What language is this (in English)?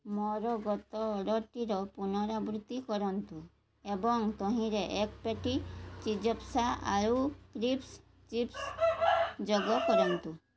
Odia